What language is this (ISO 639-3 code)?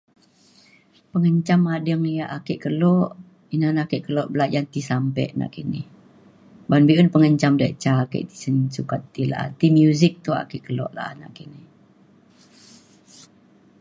xkl